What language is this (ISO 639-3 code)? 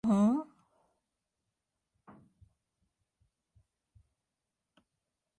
nan